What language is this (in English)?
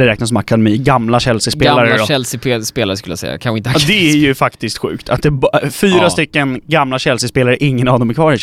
Swedish